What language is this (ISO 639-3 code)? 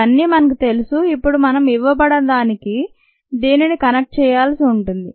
tel